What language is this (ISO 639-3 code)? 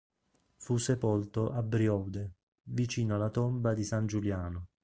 ita